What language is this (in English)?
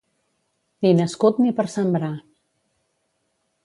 Catalan